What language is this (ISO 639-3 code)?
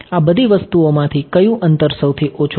guj